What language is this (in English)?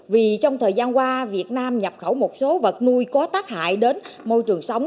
Vietnamese